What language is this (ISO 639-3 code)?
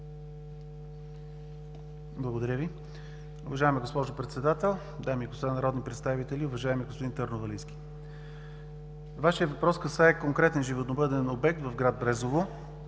bul